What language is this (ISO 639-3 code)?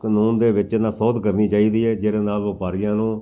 pan